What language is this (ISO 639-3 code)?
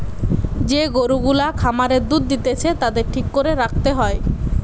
ben